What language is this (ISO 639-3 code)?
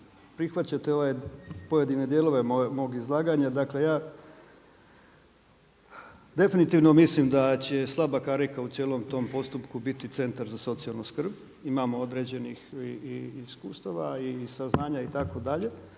hrv